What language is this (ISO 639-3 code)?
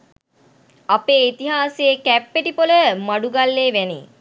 sin